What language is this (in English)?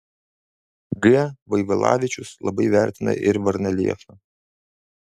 Lithuanian